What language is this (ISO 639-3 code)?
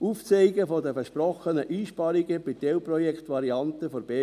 gsw